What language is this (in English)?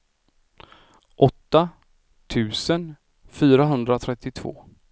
Swedish